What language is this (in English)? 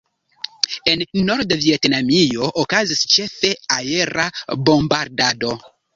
Esperanto